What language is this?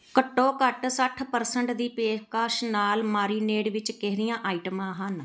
Punjabi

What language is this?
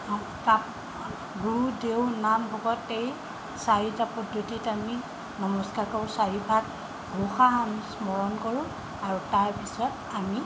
Assamese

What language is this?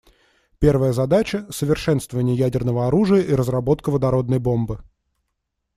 Russian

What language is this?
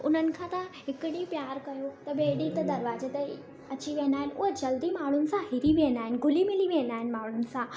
Sindhi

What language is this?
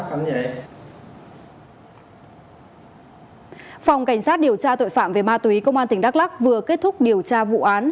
Vietnamese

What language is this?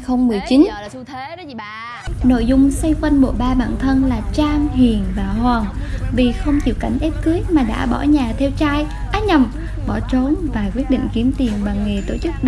Vietnamese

